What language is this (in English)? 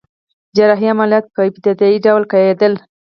Pashto